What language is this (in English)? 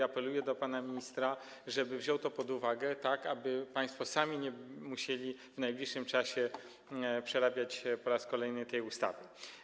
Polish